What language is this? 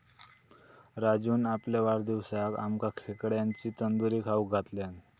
Marathi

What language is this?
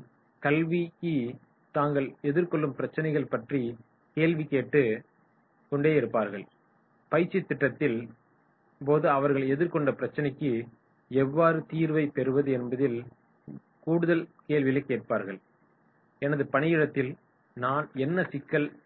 Tamil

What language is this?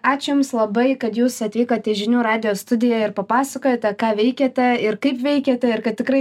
Lithuanian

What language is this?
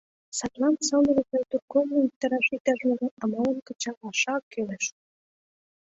Mari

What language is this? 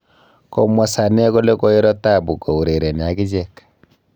Kalenjin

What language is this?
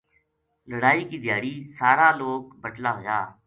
Gujari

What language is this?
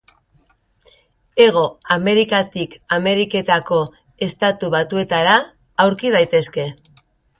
Basque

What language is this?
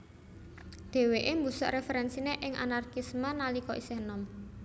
Javanese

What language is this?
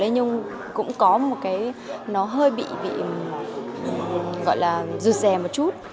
Vietnamese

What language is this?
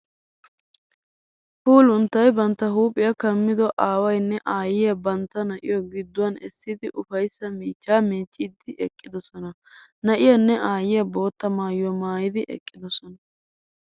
Wolaytta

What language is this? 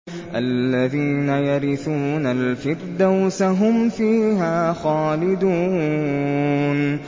Arabic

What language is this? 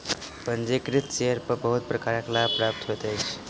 Maithili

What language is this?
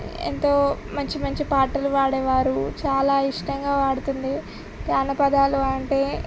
Telugu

